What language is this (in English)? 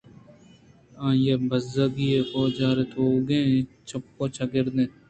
Eastern Balochi